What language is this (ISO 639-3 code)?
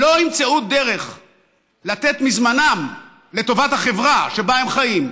heb